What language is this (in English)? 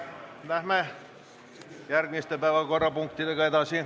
Estonian